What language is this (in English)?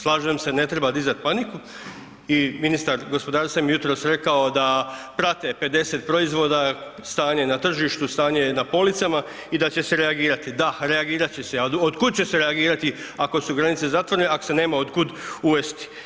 Croatian